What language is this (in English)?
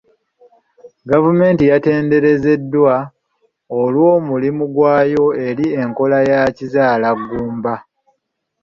Ganda